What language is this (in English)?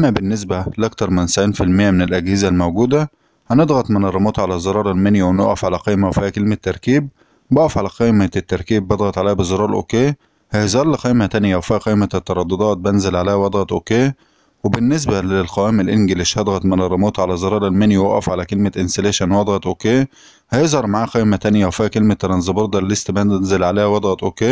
Arabic